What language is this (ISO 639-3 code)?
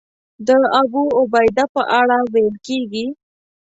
pus